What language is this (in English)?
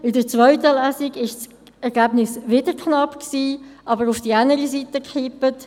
Swiss German